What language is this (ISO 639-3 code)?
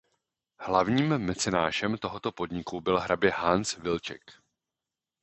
ces